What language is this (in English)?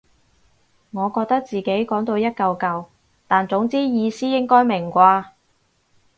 Cantonese